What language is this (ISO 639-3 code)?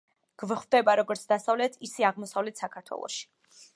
kat